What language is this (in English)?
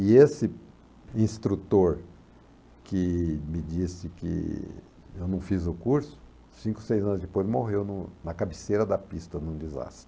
Portuguese